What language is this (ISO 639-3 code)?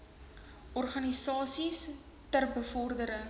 afr